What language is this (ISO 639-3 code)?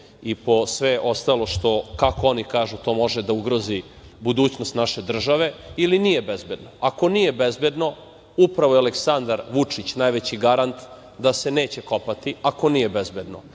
srp